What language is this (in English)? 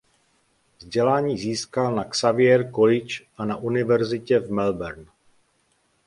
Czech